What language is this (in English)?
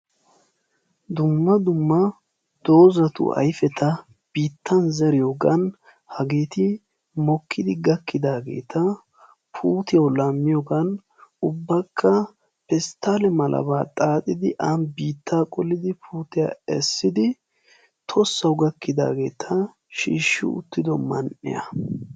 Wolaytta